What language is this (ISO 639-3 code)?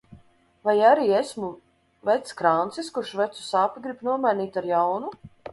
lav